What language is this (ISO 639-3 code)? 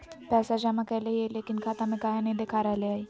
mag